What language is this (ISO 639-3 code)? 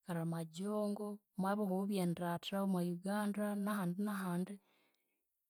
koo